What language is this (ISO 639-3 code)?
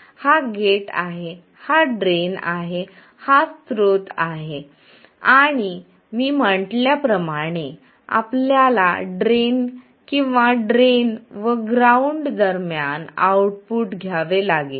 mar